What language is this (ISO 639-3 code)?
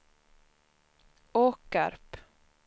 swe